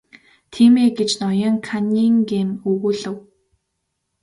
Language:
Mongolian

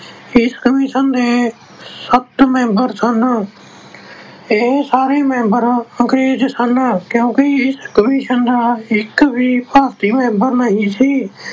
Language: Punjabi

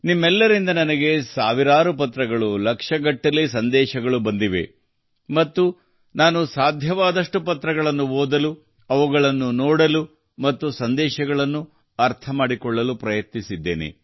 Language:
Kannada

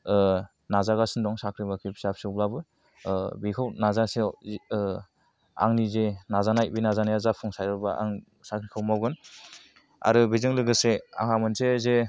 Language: Bodo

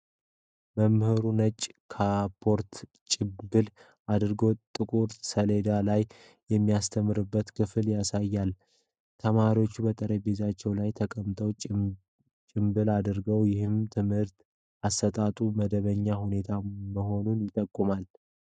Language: Amharic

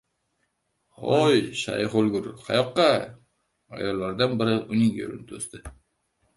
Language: Uzbek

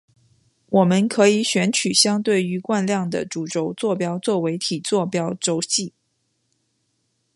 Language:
Chinese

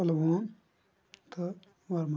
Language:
Kashmiri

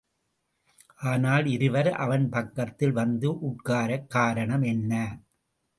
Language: Tamil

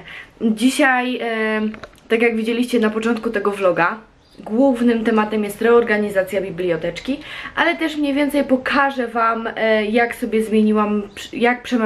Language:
Polish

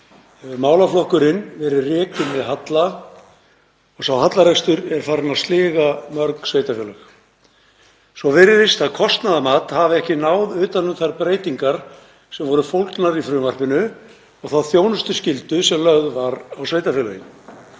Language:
Icelandic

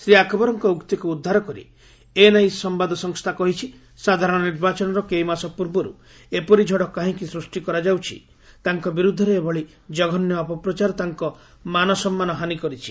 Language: Odia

